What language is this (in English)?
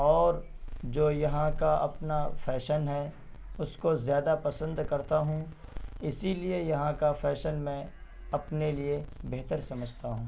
Urdu